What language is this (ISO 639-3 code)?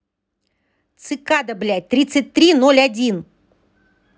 rus